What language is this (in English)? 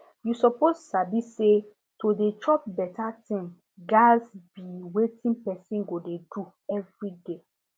Nigerian Pidgin